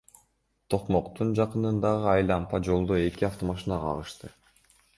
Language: Kyrgyz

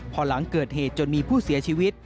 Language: Thai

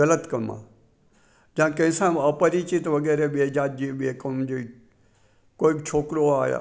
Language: Sindhi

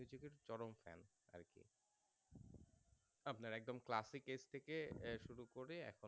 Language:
Bangla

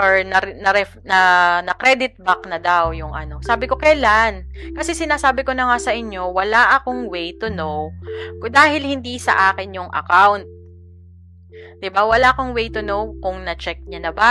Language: Filipino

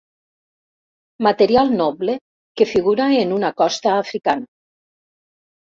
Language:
Catalan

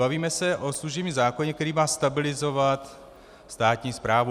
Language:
Czech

